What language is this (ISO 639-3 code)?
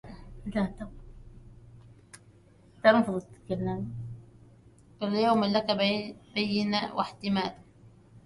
ara